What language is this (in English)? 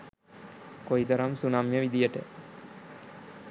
Sinhala